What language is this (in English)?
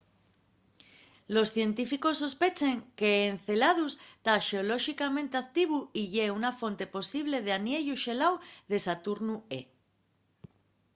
Asturian